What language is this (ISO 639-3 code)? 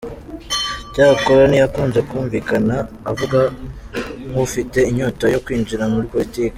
kin